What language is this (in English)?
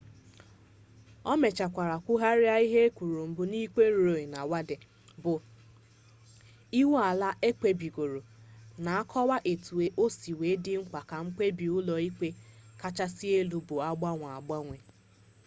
Igbo